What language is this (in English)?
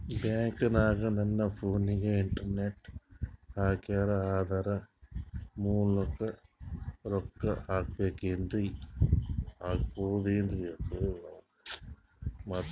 Kannada